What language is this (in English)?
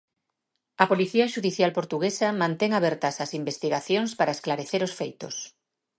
Galician